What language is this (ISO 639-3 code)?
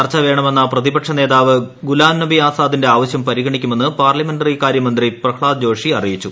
mal